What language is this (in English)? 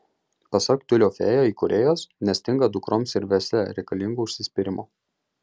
Lithuanian